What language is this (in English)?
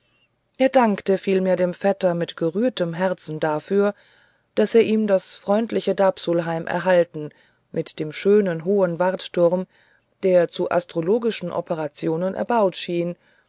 German